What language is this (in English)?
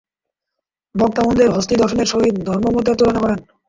Bangla